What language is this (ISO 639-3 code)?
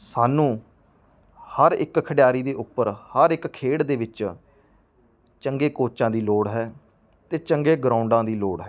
pan